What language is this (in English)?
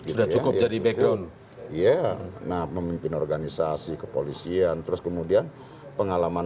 Indonesian